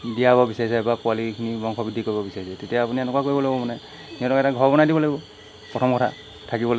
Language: Assamese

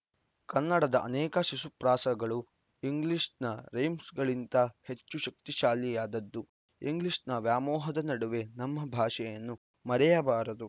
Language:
Kannada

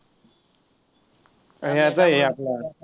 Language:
Marathi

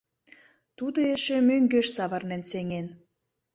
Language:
Mari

